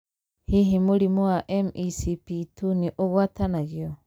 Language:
Kikuyu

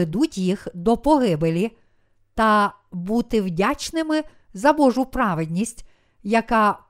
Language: Ukrainian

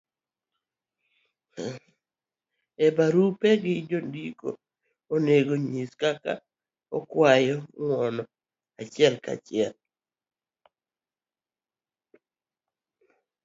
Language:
Luo (Kenya and Tanzania)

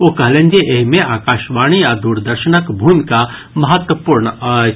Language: Maithili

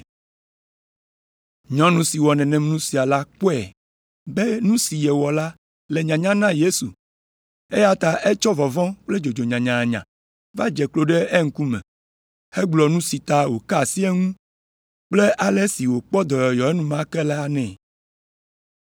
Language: Ewe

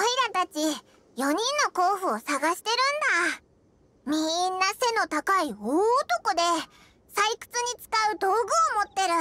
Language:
Japanese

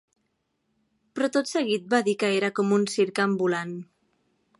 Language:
Catalan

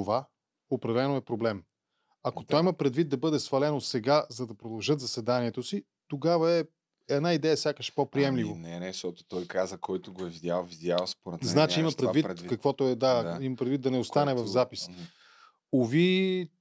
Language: Bulgarian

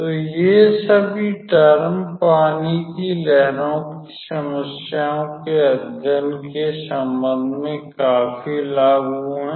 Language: Hindi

